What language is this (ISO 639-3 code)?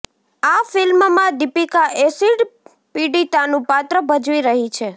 guj